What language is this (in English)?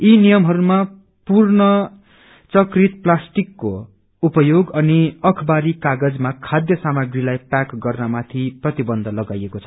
Nepali